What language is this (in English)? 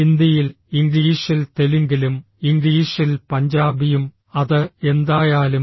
Malayalam